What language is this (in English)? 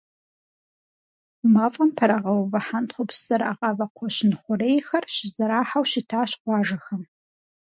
Kabardian